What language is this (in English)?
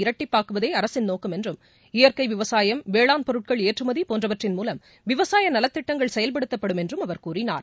Tamil